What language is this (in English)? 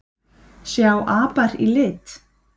Icelandic